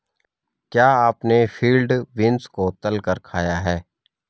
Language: Hindi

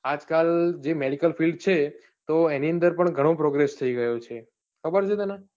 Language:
Gujarati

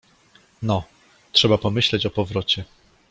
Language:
Polish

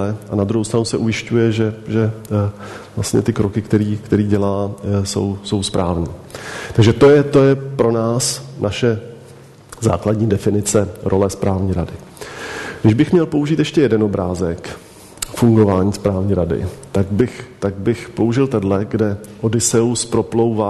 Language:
Czech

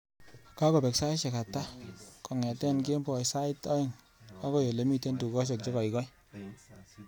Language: Kalenjin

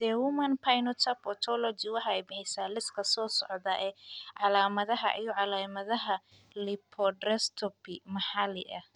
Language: Somali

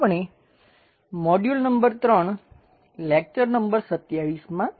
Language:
Gujarati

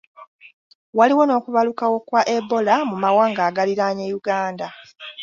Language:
Ganda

